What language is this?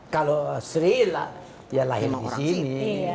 Indonesian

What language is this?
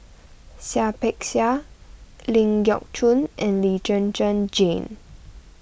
English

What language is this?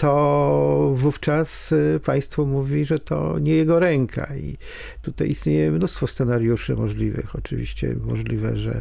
Polish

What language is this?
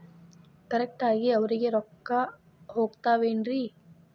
Kannada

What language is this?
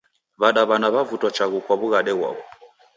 Taita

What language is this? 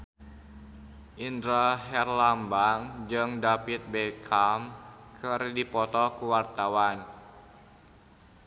Sundanese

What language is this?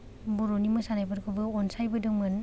Bodo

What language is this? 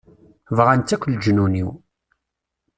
Kabyle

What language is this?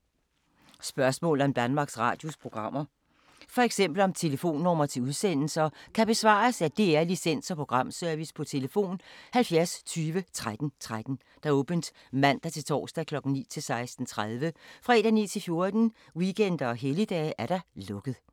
Danish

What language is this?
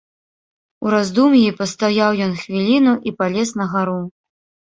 Belarusian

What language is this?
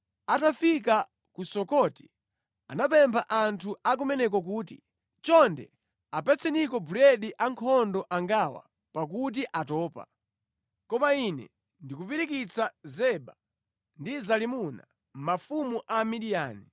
Nyanja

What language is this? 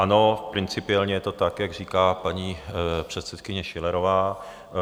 Czech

